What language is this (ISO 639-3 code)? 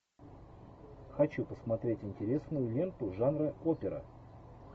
rus